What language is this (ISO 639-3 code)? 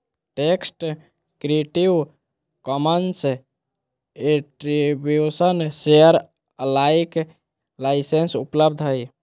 mag